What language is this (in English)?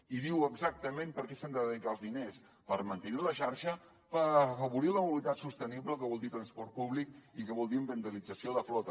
Catalan